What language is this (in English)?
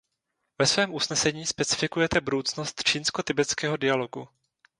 Czech